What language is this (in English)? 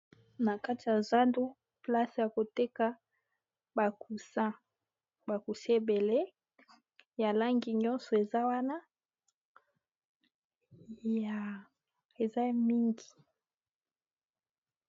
Lingala